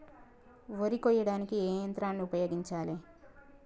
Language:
Telugu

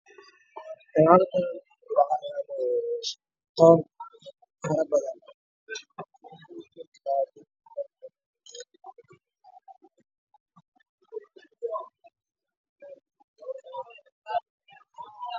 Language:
Somali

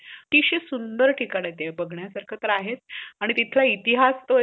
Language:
Marathi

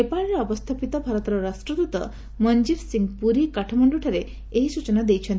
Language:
Odia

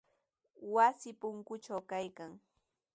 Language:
Sihuas Ancash Quechua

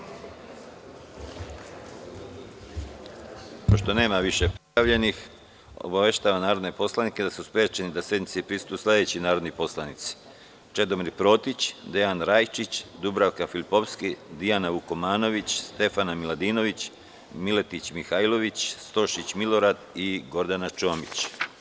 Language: Serbian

